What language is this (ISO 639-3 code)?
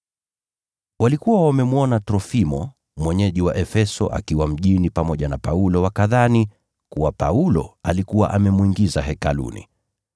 swa